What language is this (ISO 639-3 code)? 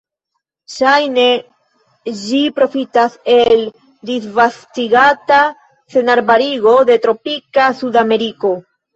epo